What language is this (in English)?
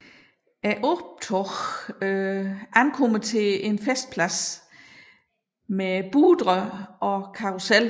Danish